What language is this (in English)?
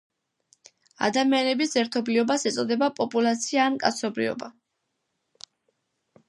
Georgian